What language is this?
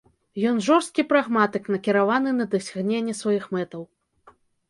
Belarusian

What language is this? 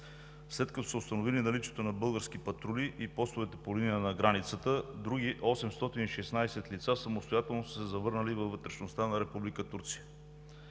Bulgarian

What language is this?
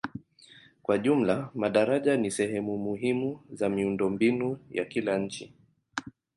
Swahili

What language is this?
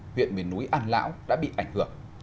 Vietnamese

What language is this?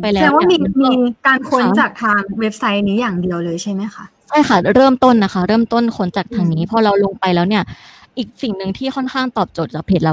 Thai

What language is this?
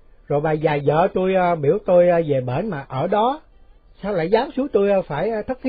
Vietnamese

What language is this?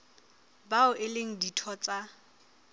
Southern Sotho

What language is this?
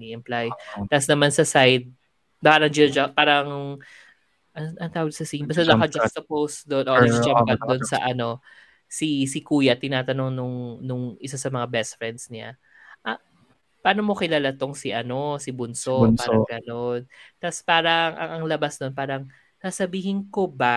Filipino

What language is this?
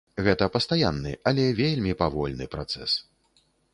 Belarusian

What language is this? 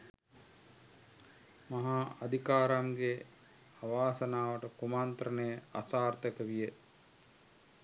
Sinhala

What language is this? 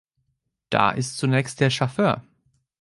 German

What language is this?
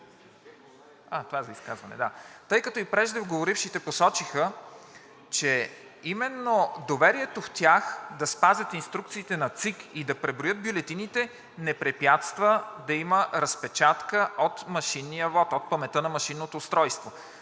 Bulgarian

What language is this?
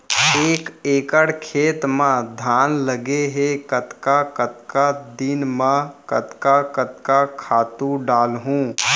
Chhattisgarhi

